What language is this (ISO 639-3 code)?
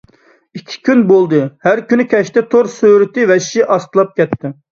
uig